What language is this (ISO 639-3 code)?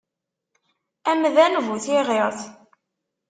kab